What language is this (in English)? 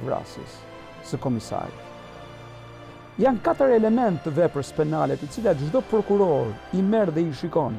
Romanian